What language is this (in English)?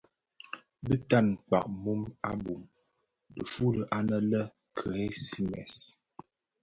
Bafia